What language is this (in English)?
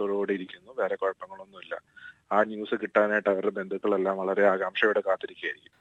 Malayalam